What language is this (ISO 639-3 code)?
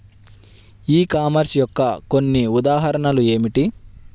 tel